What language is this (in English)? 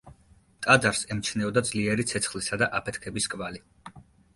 Georgian